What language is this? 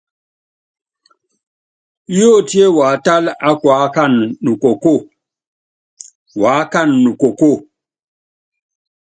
Yangben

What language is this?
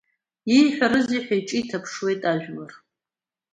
Abkhazian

